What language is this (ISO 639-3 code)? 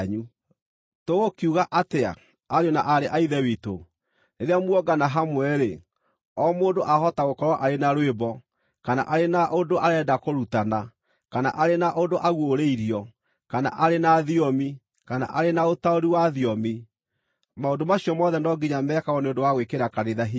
kik